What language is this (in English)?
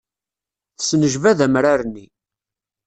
Kabyle